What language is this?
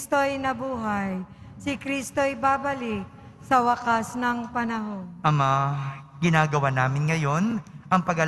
Filipino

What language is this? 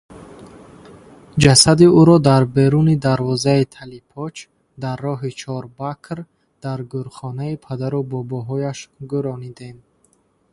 Tajik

